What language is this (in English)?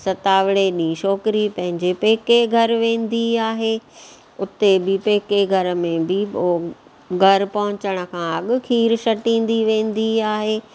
Sindhi